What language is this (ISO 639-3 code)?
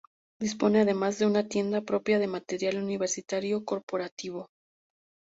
spa